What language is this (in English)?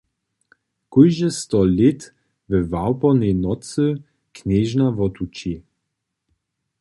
Upper Sorbian